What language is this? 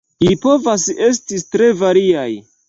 Esperanto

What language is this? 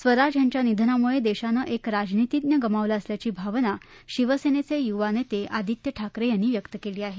Marathi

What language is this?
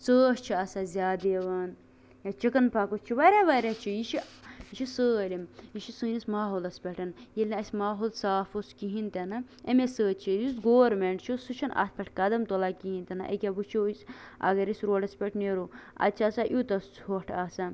Kashmiri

